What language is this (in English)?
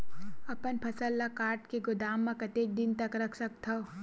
Chhattisgarhi